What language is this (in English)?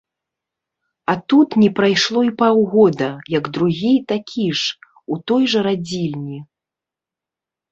Belarusian